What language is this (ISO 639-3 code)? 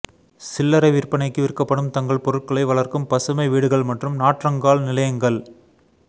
tam